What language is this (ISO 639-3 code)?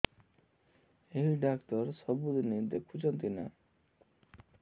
ori